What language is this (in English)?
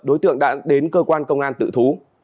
Vietnamese